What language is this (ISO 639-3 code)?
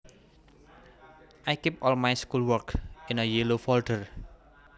jav